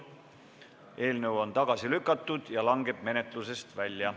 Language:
Estonian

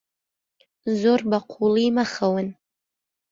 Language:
Central Kurdish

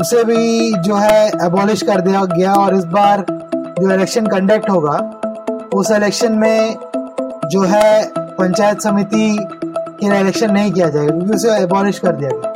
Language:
Hindi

